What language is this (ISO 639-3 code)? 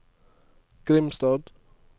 nor